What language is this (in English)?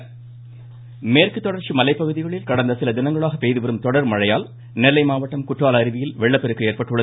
Tamil